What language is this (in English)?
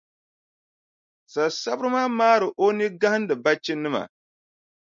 Dagbani